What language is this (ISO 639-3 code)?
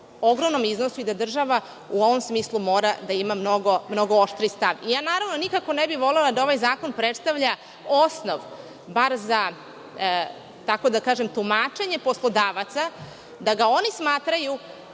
srp